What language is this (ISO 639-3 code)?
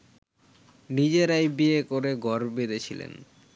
ben